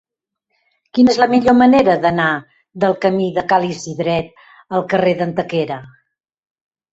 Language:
Catalan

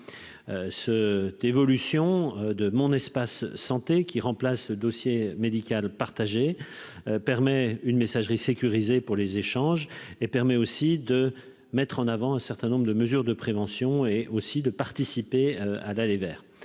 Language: French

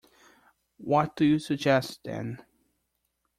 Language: English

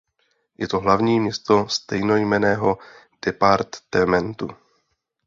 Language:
Czech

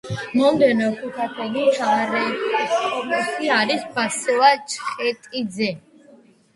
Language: Georgian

